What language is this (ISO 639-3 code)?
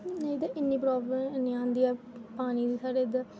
doi